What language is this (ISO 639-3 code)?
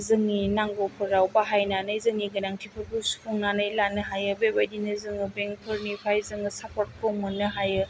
brx